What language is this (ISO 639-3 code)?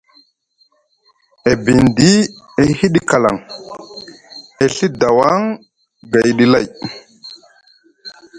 mug